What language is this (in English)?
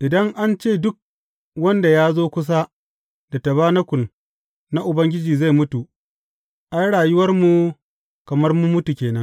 Hausa